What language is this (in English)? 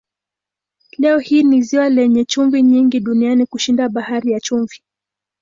Swahili